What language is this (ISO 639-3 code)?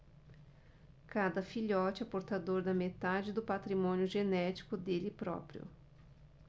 por